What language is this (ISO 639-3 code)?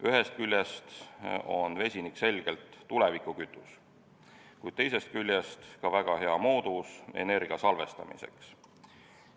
est